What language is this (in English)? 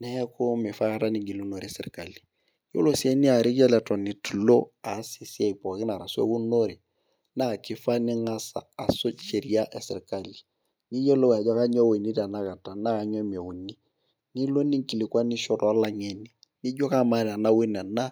Masai